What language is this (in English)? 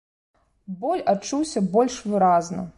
Belarusian